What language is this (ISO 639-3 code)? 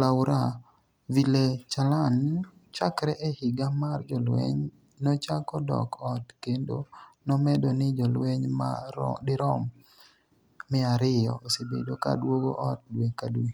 luo